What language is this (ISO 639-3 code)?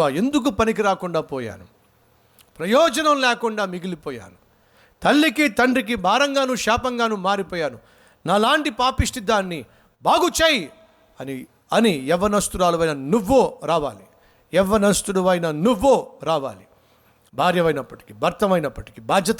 tel